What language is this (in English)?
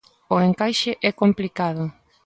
Galician